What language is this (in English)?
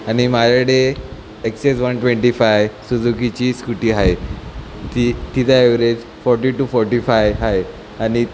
Marathi